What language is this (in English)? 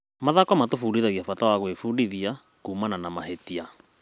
Kikuyu